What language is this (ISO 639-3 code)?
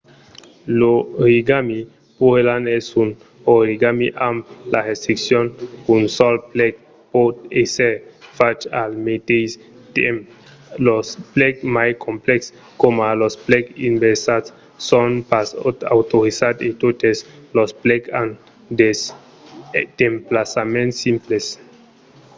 oci